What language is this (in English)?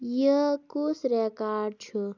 Kashmiri